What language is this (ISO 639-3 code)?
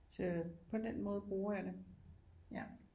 dan